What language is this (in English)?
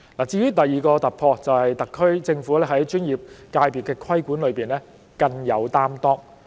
Cantonese